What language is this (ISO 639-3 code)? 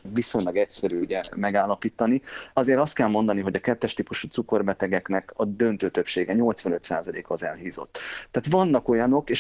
hun